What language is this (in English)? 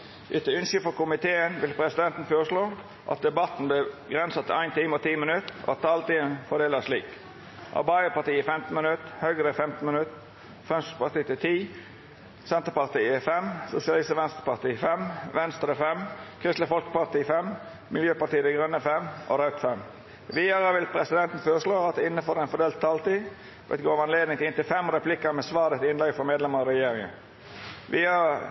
Norwegian Nynorsk